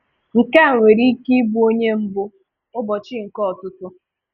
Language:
Igbo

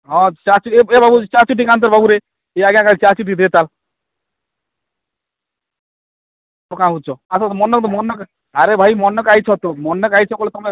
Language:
Odia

